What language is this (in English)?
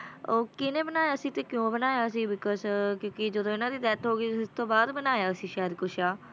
Punjabi